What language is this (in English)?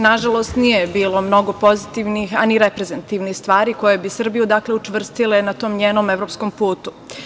Serbian